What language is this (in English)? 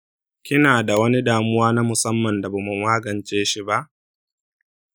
Hausa